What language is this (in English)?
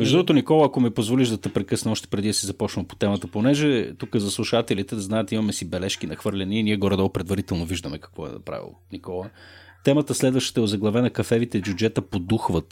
Bulgarian